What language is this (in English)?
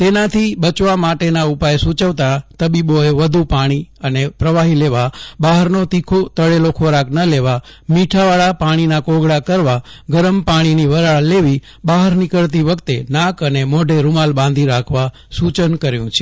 Gujarati